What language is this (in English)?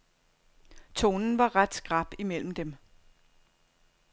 Danish